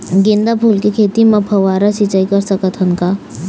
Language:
Chhattisgarhi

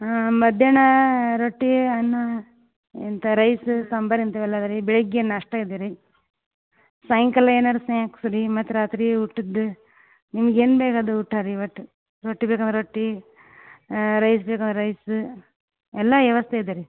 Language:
Kannada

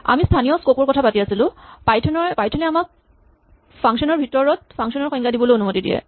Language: Assamese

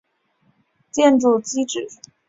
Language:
Chinese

